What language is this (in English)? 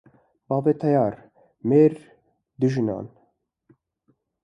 Kurdish